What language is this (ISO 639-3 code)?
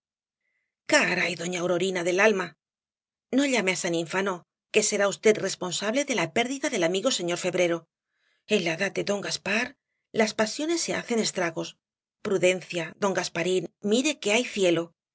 spa